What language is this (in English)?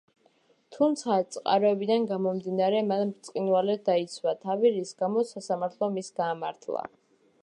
Georgian